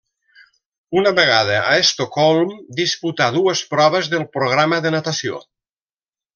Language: Catalan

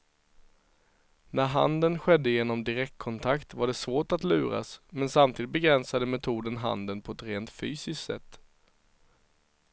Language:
Swedish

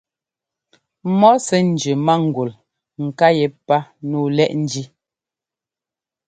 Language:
Ngomba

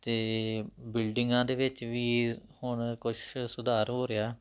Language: Punjabi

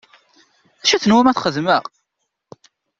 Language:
Kabyle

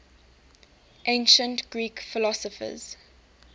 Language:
English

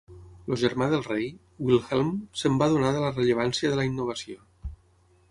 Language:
Catalan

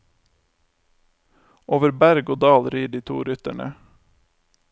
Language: Norwegian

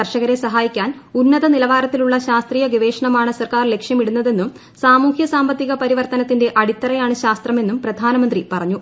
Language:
Malayalam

